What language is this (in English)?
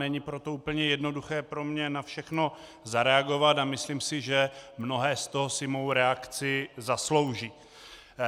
Czech